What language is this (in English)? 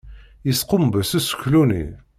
Kabyle